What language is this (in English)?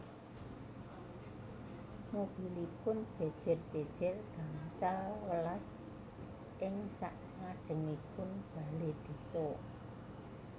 Javanese